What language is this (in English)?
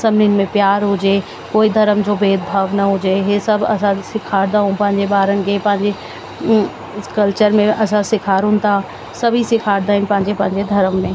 Sindhi